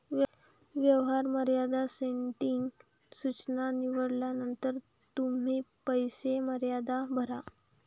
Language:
Marathi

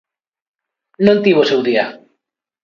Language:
Galician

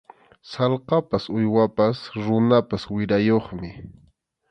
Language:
Arequipa-La Unión Quechua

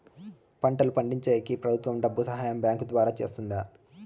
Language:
Telugu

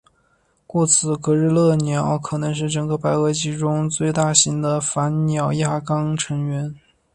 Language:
Chinese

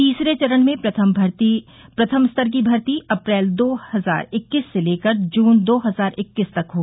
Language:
Hindi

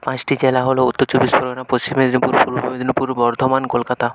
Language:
Bangla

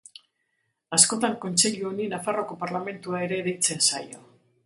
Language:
Basque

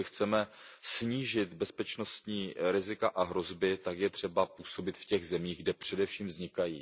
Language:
Czech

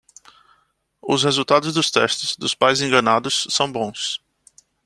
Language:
Portuguese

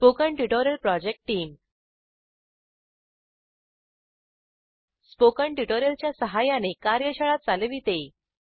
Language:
Marathi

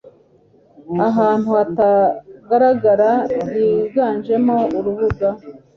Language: Kinyarwanda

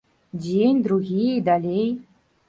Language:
Belarusian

